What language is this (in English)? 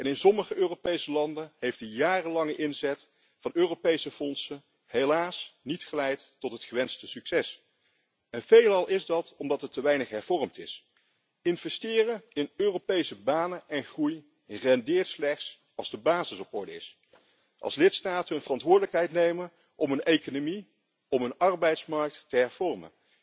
Dutch